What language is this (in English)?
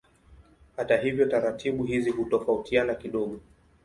Swahili